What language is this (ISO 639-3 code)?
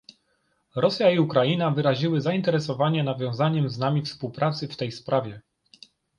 pol